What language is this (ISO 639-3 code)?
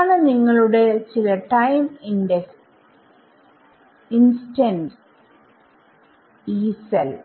mal